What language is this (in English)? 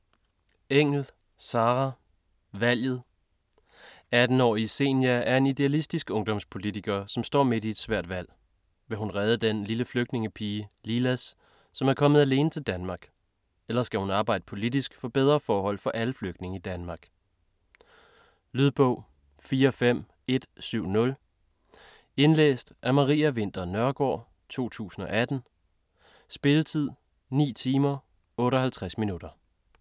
Danish